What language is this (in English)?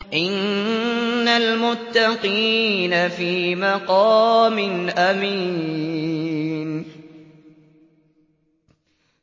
Arabic